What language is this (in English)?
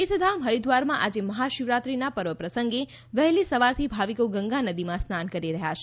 Gujarati